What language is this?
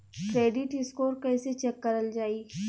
Bhojpuri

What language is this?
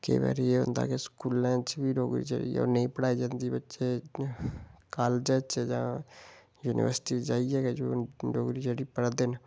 Dogri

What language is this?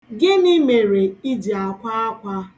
Igbo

